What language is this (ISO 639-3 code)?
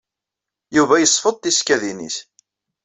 kab